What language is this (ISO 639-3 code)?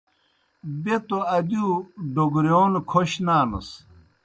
plk